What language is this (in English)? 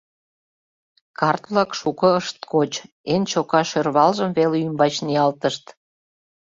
Mari